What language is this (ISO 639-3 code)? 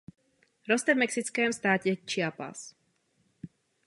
ces